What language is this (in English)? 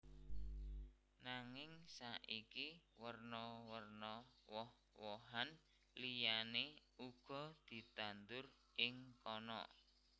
Javanese